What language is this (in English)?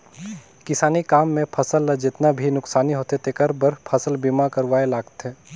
Chhattisgarhi